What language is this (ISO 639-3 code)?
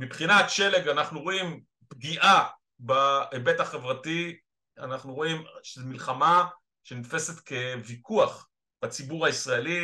heb